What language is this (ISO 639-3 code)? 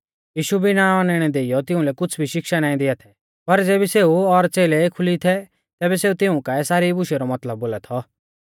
bfz